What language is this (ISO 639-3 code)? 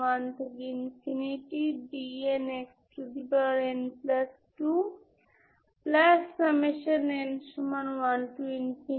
ben